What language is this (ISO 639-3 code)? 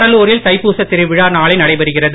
tam